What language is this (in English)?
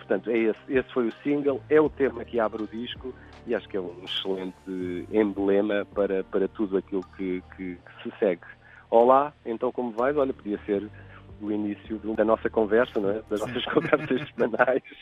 Portuguese